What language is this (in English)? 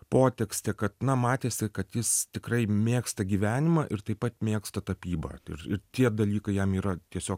Lithuanian